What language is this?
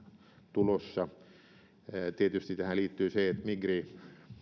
Finnish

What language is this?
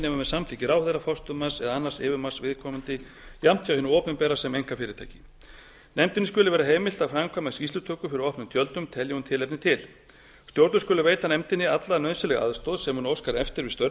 Icelandic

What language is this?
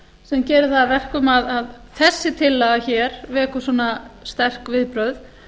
Icelandic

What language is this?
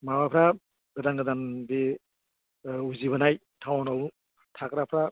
Bodo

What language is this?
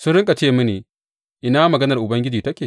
Hausa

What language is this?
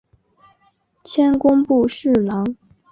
Chinese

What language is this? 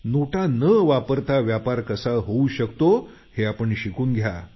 Marathi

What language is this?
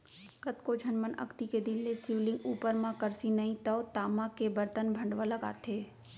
Chhattisgarhi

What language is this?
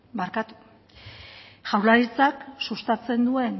Basque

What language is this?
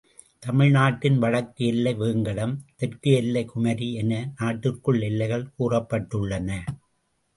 Tamil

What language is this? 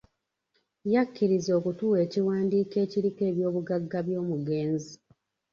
Ganda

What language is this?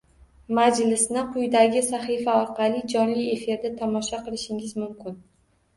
Uzbek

